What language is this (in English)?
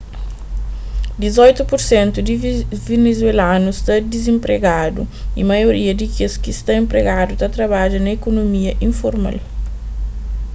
Kabuverdianu